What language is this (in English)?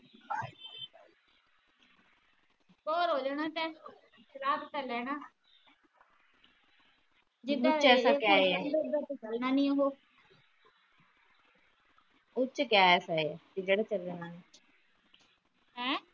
Punjabi